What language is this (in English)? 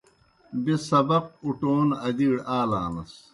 Kohistani Shina